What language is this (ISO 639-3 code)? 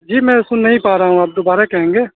urd